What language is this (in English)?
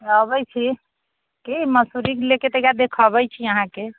Maithili